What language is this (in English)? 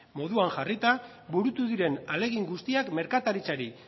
Basque